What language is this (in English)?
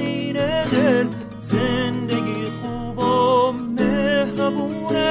Persian